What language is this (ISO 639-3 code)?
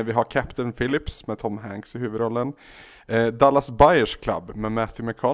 swe